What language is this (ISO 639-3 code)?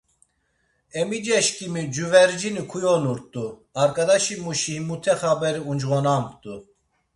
lzz